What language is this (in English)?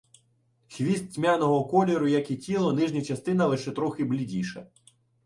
Ukrainian